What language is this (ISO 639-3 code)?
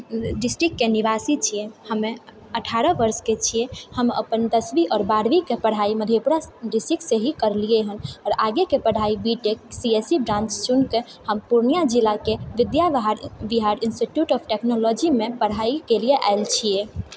mai